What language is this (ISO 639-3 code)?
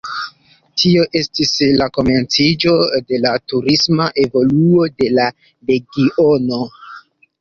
epo